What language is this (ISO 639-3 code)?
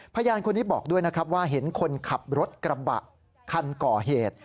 tha